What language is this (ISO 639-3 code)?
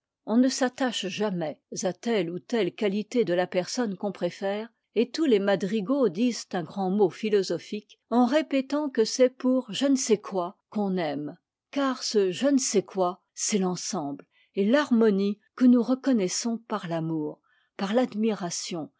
fra